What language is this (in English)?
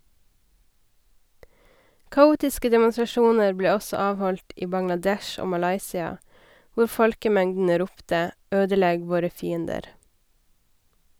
Norwegian